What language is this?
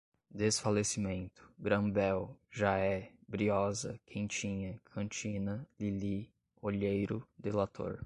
Portuguese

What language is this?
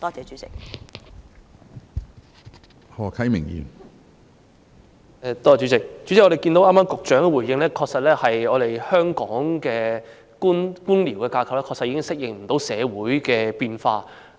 Cantonese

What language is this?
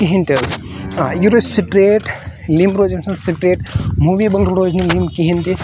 Kashmiri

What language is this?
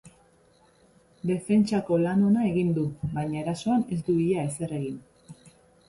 Basque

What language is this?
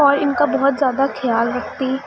Urdu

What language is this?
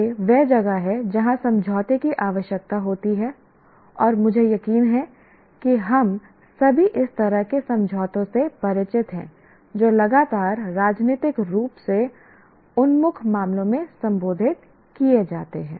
Hindi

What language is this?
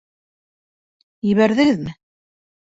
Bashkir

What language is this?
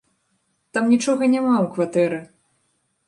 Belarusian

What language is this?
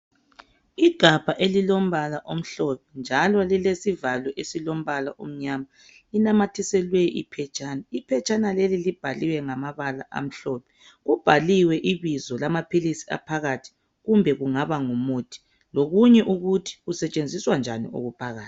North Ndebele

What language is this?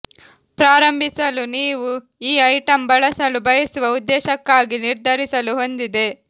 Kannada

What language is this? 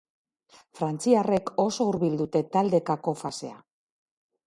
Basque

